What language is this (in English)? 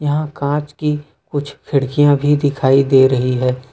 Hindi